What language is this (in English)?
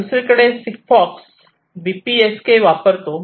Marathi